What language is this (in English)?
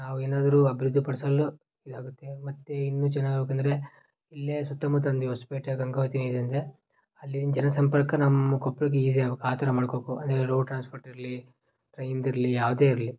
Kannada